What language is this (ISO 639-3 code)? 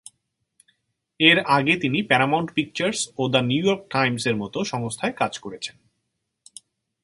ben